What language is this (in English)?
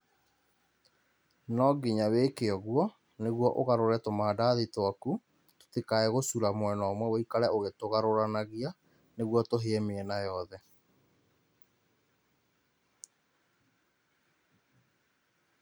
Kikuyu